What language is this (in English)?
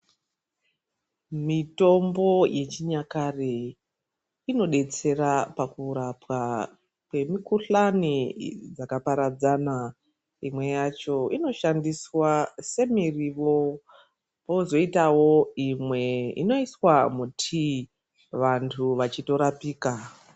Ndau